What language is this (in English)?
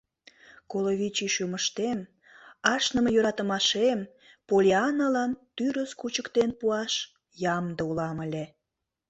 Mari